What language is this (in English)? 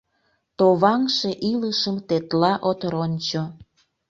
Mari